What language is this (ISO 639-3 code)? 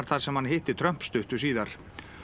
isl